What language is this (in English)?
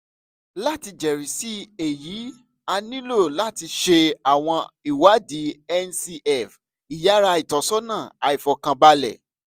Yoruba